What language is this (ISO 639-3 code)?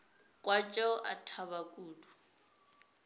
nso